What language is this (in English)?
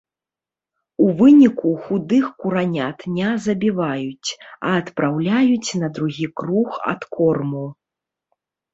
Belarusian